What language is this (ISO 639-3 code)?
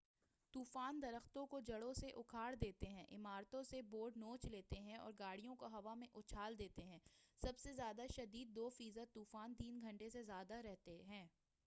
urd